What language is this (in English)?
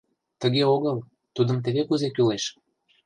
Mari